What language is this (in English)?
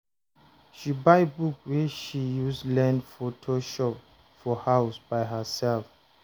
Nigerian Pidgin